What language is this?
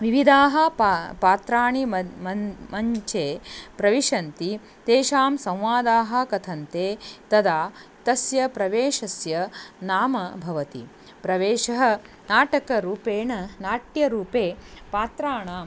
Sanskrit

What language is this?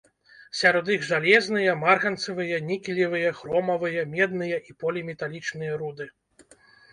Belarusian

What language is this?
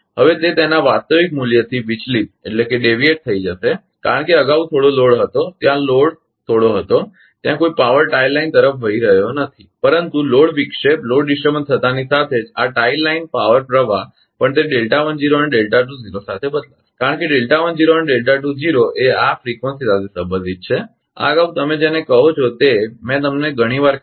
Gujarati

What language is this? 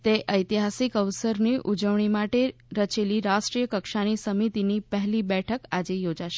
Gujarati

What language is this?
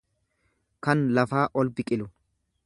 Oromo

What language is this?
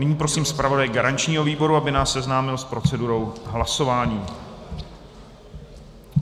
Czech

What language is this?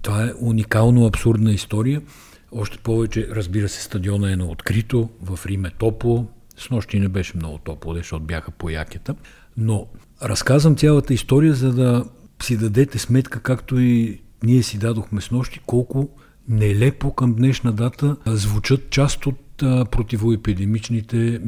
Bulgarian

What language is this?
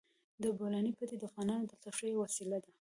Pashto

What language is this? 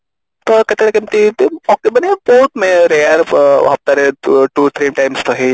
Odia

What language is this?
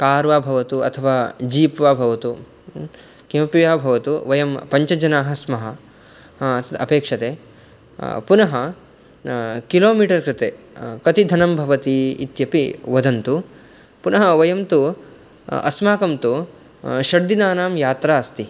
Sanskrit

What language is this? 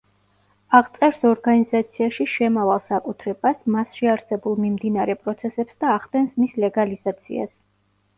Georgian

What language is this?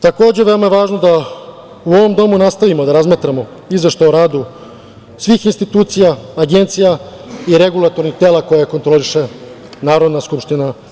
Serbian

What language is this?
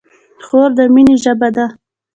Pashto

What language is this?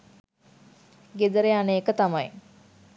Sinhala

